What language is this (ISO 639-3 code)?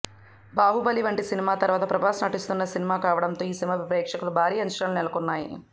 tel